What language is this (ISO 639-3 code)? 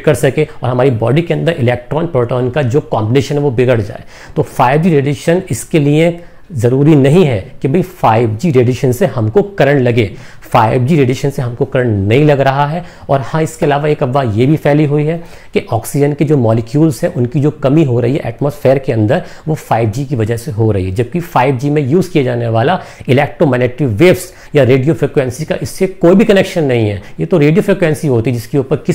hin